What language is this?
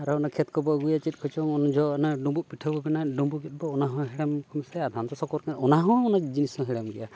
Santali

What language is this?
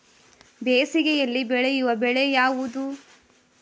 Kannada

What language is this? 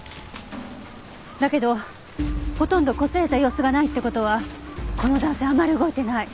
Japanese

